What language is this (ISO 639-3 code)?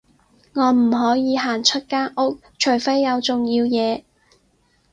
yue